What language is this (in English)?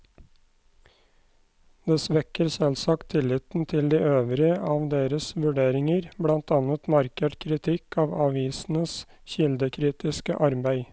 Norwegian